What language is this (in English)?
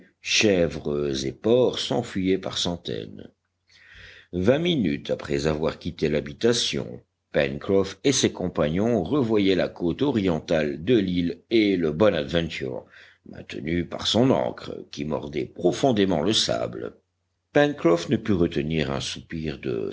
French